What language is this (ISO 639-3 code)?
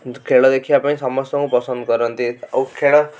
ori